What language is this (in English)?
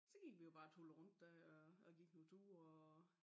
Danish